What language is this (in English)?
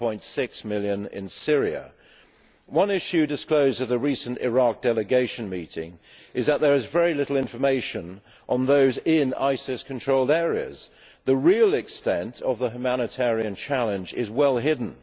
English